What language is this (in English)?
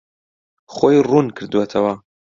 Central Kurdish